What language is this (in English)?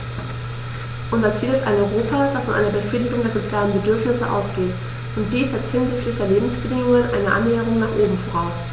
German